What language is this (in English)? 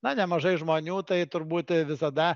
Lithuanian